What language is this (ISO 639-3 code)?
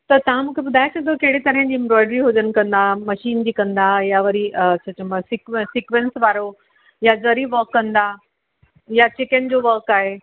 snd